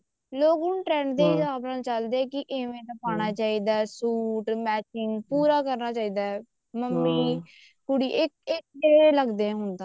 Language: Punjabi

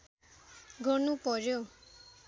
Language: Nepali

